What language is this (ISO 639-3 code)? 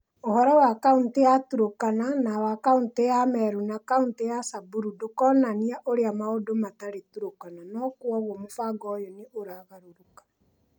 kik